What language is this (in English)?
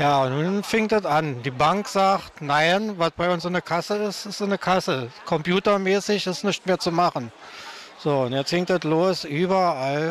German